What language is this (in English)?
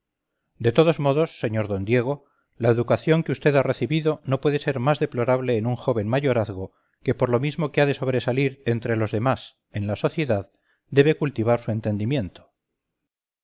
Spanish